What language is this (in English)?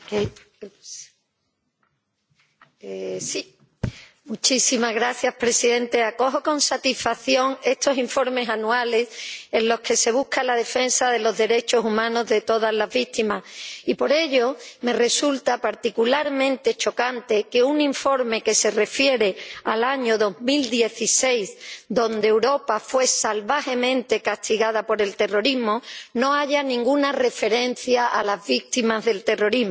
Spanish